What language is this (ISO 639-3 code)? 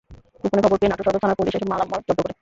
ben